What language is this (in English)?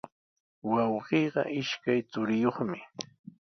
Sihuas Ancash Quechua